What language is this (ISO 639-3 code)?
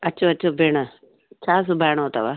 snd